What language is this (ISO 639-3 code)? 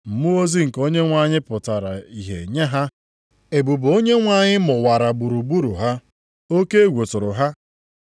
ibo